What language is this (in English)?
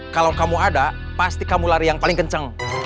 Indonesian